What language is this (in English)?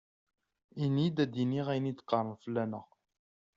Kabyle